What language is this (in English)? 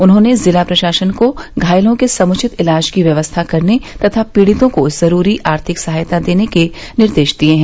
Hindi